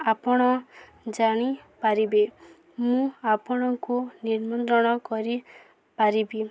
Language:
Odia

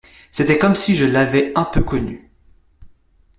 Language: French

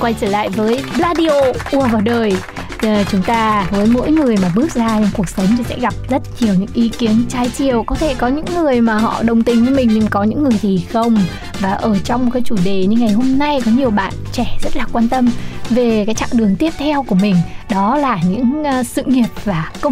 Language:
Vietnamese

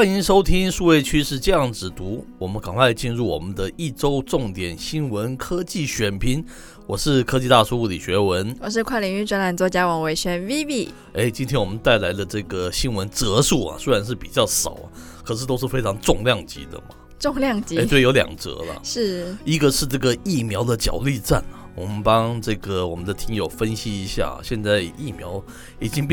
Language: Chinese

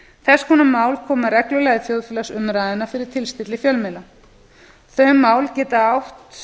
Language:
Icelandic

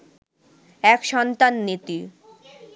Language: Bangla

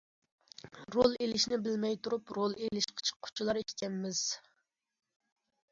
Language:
Uyghur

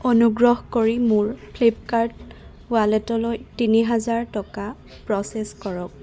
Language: Assamese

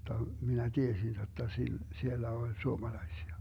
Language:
Finnish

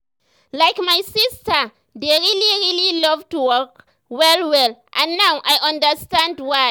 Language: Nigerian Pidgin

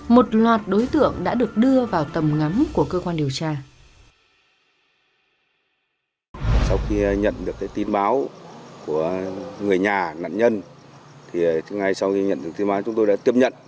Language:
Vietnamese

